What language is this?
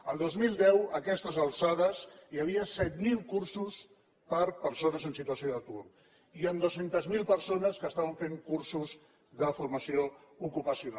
Catalan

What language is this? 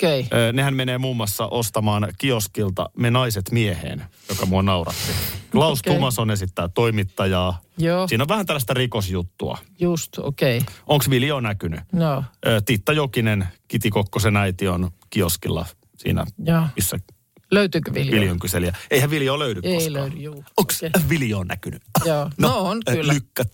Finnish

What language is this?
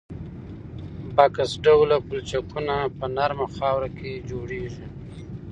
Pashto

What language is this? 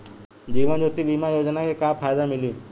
Bhojpuri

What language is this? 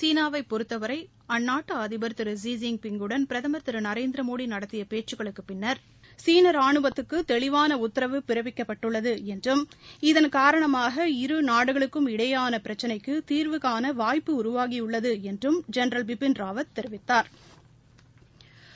Tamil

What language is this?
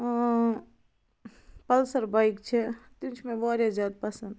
Kashmiri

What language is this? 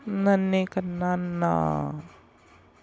Punjabi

